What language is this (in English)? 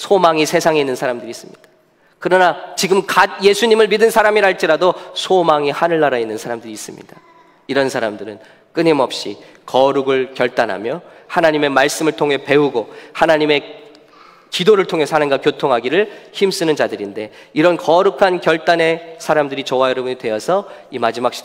Korean